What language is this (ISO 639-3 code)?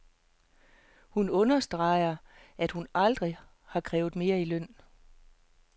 dan